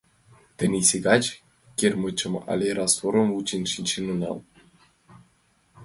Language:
Mari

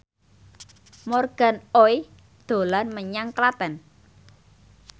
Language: Javanese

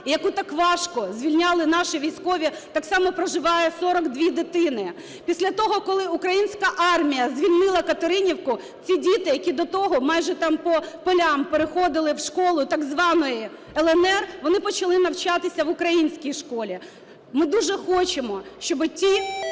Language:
Ukrainian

